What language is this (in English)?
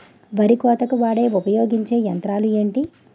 Telugu